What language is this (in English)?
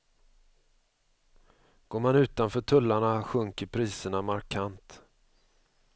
Swedish